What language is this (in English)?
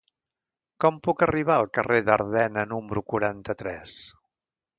Catalan